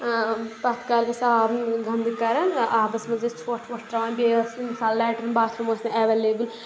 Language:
Kashmiri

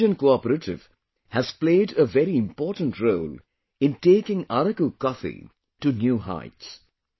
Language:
English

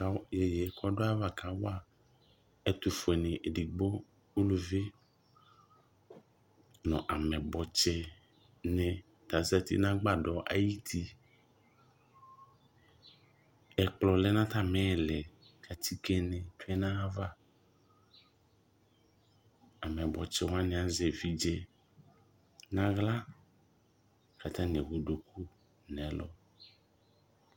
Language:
Ikposo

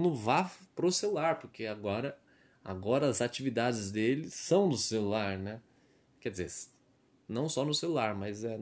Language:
Portuguese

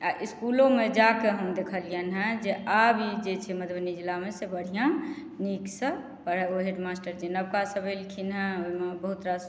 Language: Maithili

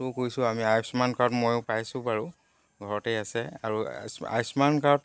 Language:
Assamese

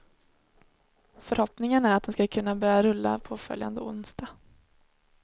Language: Swedish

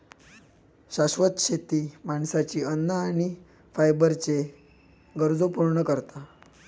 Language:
Marathi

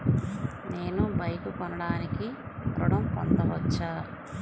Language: Telugu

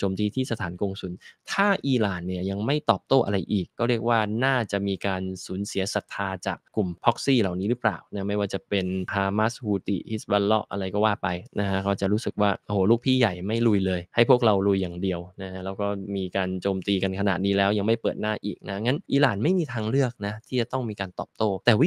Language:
Thai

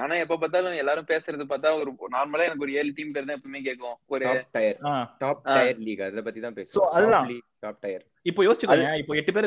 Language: Tamil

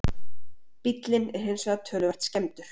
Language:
Icelandic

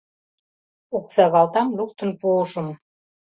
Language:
Mari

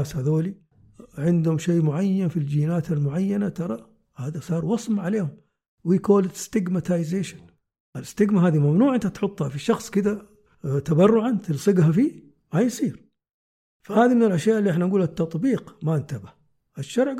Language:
Arabic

